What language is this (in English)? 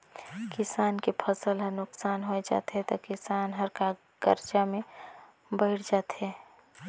Chhattisgarhi